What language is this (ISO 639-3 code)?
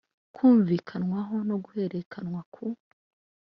kin